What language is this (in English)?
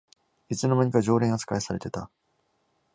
Japanese